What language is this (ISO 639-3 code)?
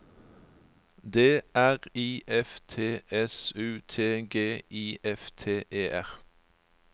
nor